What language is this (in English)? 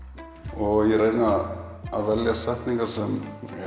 Icelandic